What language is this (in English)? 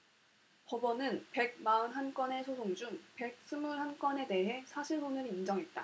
Korean